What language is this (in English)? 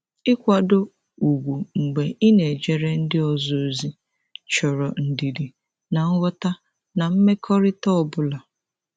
Igbo